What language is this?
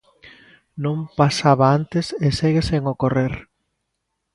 Galician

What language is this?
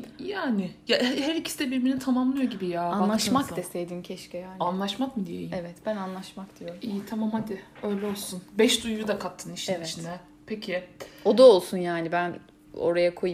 Turkish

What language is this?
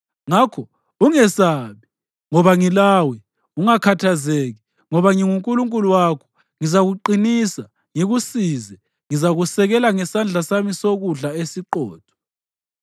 North Ndebele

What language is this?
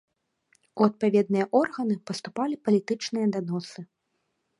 Belarusian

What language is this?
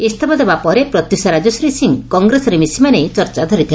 Odia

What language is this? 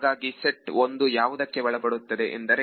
Kannada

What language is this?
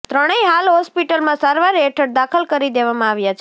Gujarati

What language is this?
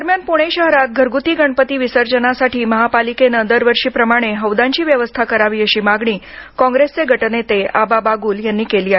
Marathi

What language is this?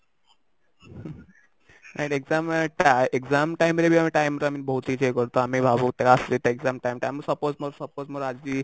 Odia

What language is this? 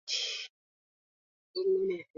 English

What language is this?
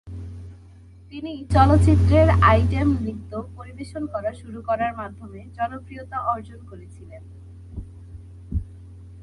Bangla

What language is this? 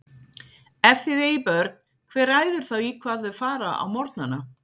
Icelandic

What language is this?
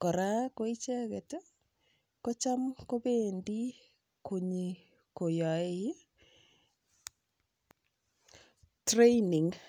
Kalenjin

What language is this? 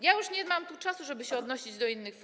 Polish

